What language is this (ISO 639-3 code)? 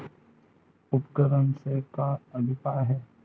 hne